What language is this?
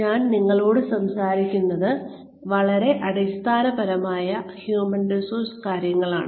Malayalam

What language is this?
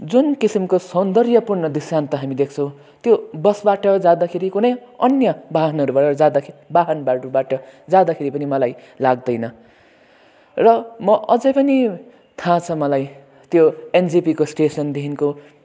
Nepali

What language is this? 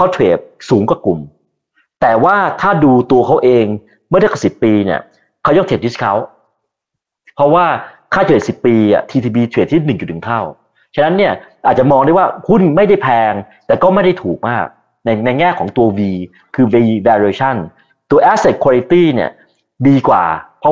Thai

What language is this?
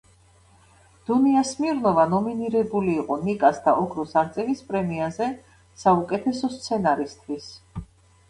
Georgian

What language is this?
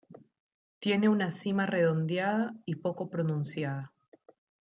Spanish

